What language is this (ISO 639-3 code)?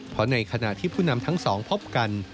tha